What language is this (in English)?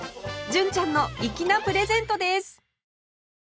Japanese